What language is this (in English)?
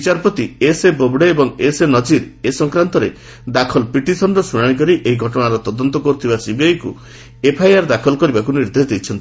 Odia